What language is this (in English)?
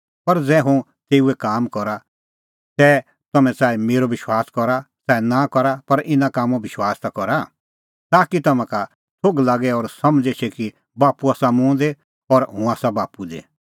Kullu Pahari